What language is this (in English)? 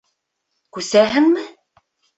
Bashkir